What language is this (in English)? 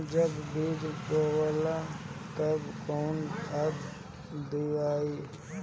Bhojpuri